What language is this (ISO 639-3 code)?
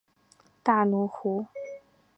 zho